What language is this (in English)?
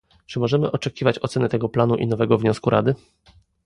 Polish